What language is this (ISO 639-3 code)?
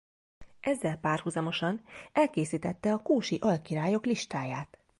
hun